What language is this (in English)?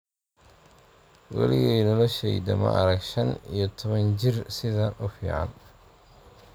Somali